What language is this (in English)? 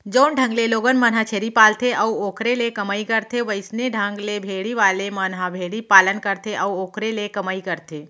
Chhattisgarhi